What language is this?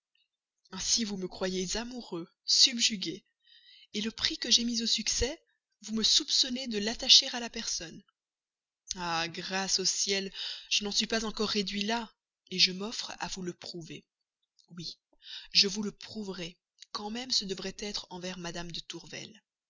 French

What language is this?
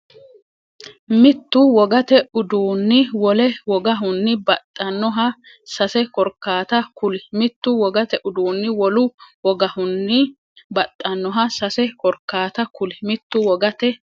Sidamo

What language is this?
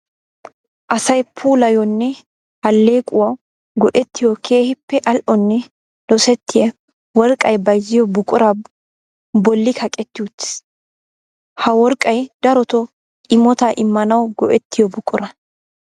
Wolaytta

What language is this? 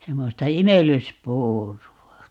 Finnish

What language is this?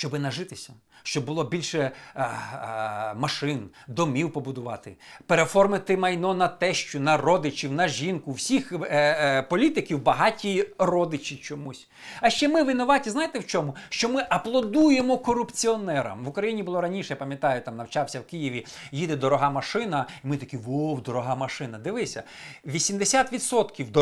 Ukrainian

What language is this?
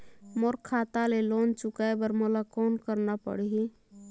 Chhattisgarhi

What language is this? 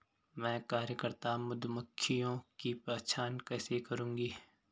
Hindi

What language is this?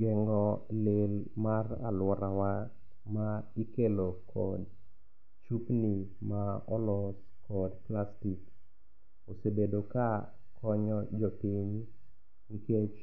Luo (Kenya and Tanzania)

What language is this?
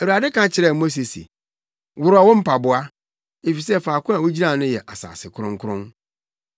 Akan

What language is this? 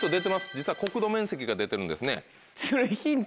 Japanese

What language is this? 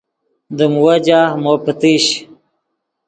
Yidgha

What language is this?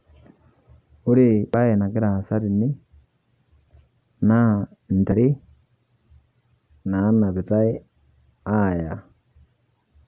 Masai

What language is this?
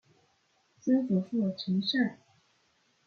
Chinese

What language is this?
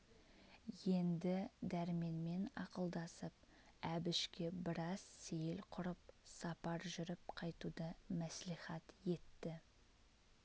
Kazakh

